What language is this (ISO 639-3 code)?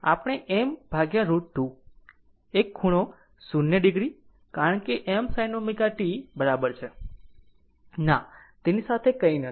guj